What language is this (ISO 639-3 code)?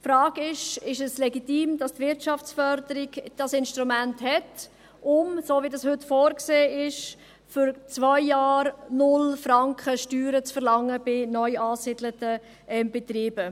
gsw